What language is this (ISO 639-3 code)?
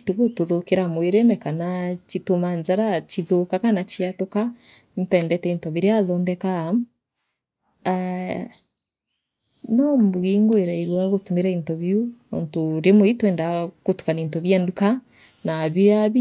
mer